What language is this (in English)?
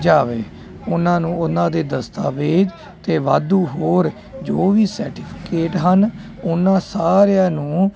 Punjabi